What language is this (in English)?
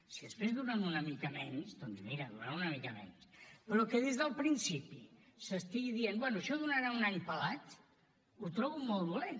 Catalan